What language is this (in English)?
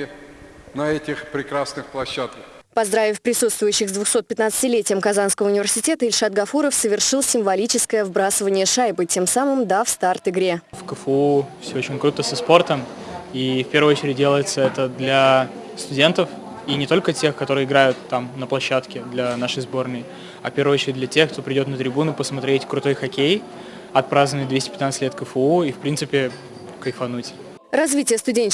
Russian